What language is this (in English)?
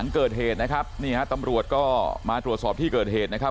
Thai